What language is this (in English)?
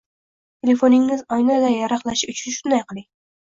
Uzbek